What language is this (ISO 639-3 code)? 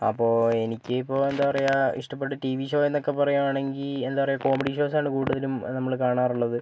mal